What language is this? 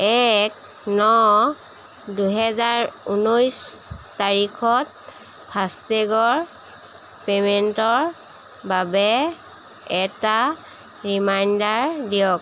Assamese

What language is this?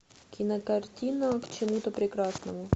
Russian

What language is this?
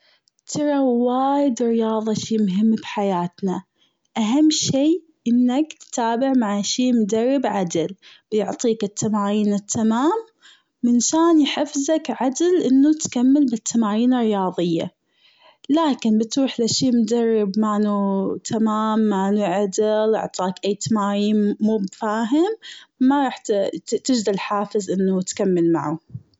Gulf Arabic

